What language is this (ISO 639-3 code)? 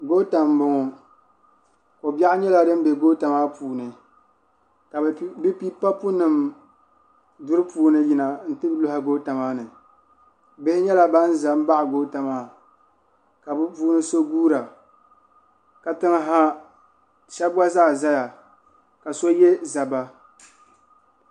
dag